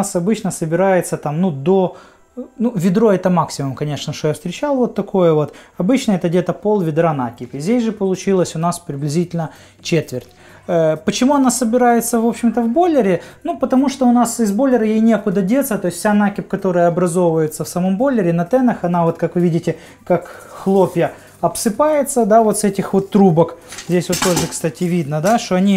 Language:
Russian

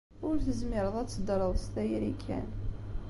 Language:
Kabyle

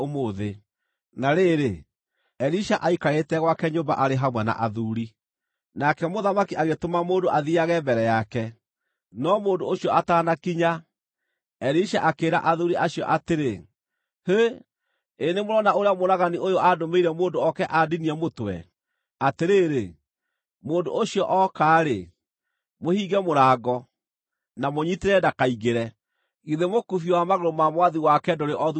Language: Kikuyu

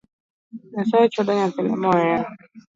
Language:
Luo (Kenya and Tanzania)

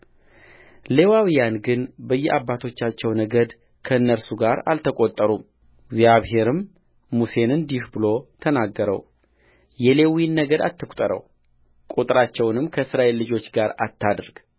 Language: Amharic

